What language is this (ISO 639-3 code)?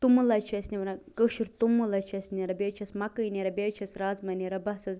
kas